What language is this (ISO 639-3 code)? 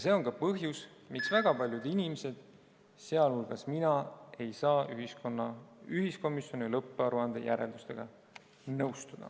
est